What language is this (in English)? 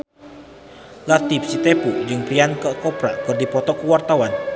Sundanese